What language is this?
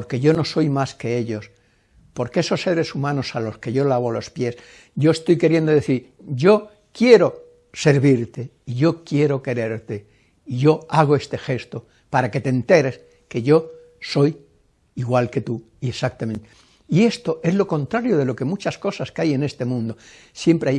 Spanish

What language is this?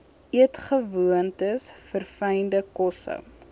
Afrikaans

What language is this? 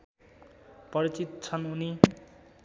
Nepali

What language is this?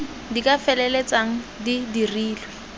Tswana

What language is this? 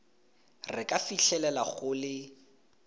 Tswana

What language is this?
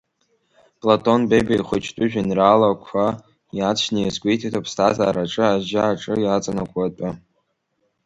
Abkhazian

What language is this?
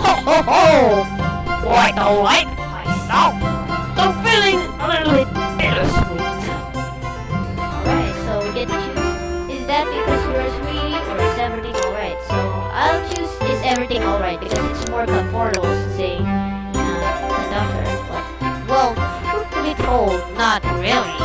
English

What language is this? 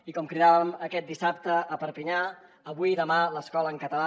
Catalan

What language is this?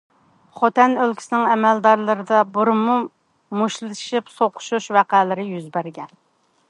Uyghur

